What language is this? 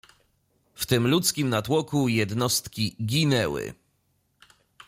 Polish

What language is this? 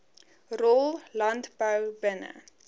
Afrikaans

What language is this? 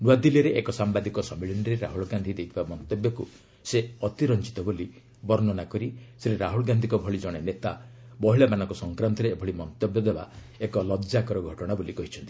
Odia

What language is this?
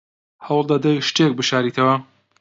Central Kurdish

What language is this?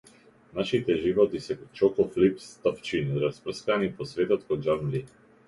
Macedonian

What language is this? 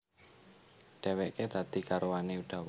Javanese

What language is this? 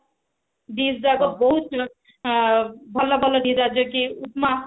Odia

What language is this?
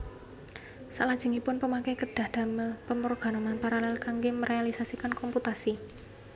Javanese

